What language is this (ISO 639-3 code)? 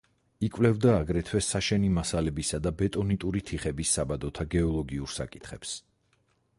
kat